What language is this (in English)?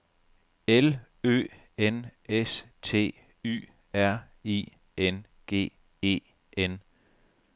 Danish